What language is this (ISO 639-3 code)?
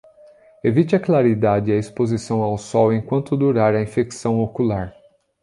por